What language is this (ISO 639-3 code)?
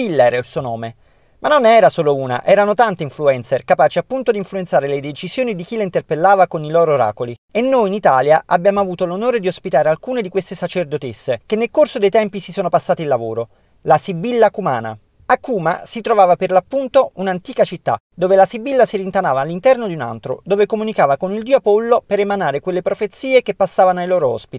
ita